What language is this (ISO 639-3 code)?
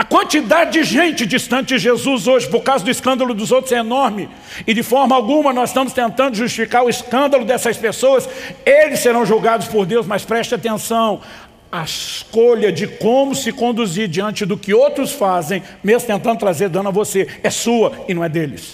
por